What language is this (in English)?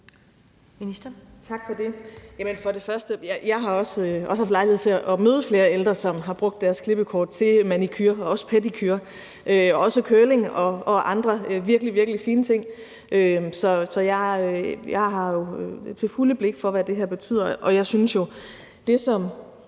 Danish